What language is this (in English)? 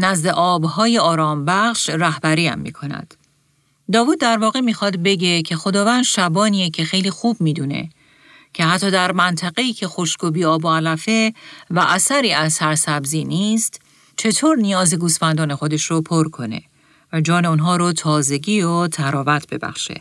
Persian